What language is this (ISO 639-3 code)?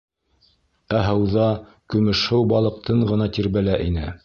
bak